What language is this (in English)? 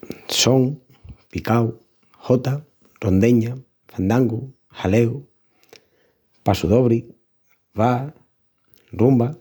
Extremaduran